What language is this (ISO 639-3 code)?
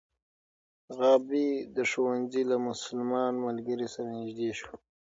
pus